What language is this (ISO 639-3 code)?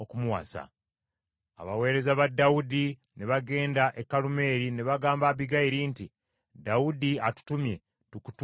lug